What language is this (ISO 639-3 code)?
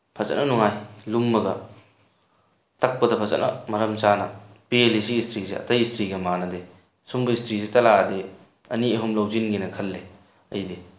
mni